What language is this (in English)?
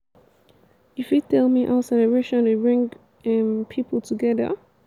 Nigerian Pidgin